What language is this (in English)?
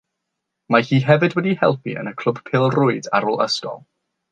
Welsh